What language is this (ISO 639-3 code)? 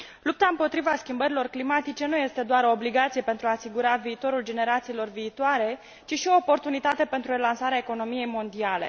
ron